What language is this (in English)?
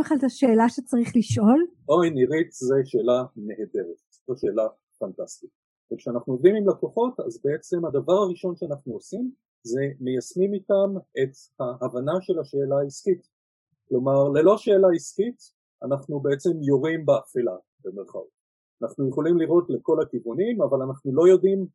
Hebrew